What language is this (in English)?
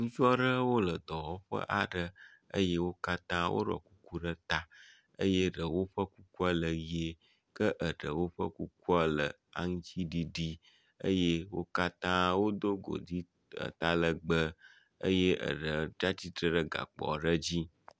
Ewe